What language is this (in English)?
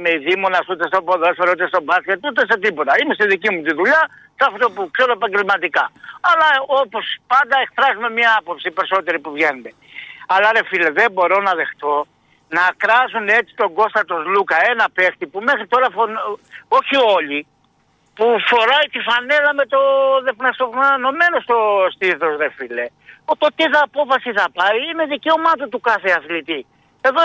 Greek